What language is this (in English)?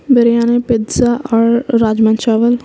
Urdu